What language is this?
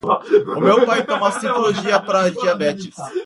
Portuguese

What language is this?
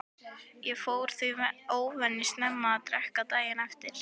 Icelandic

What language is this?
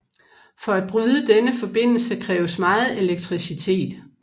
Danish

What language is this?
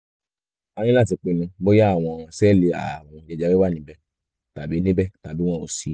Yoruba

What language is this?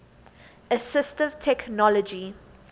English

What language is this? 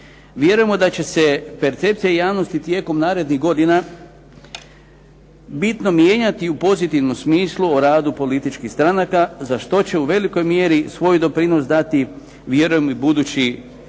Croatian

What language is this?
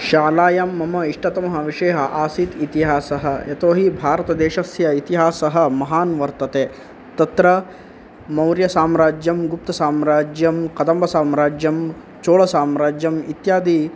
Sanskrit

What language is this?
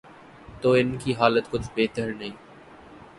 Urdu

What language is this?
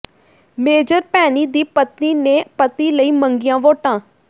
Punjabi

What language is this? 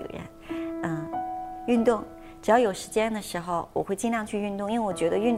Chinese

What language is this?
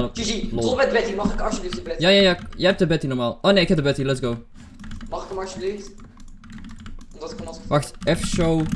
Dutch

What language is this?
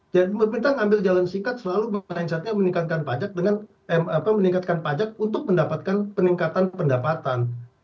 Indonesian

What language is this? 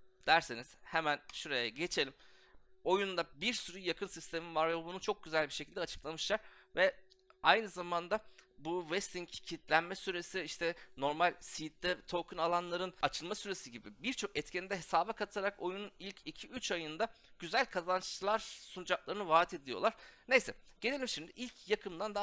Turkish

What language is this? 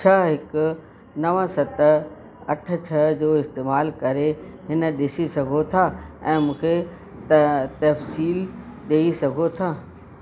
Sindhi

